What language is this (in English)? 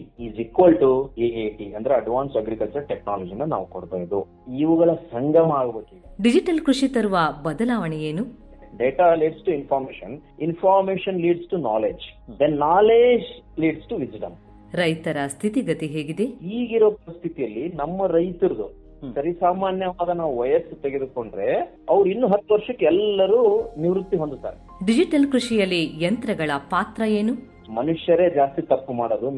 Kannada